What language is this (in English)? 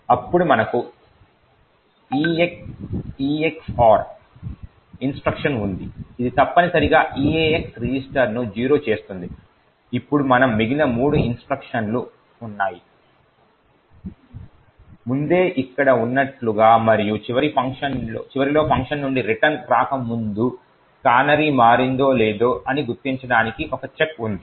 Telugu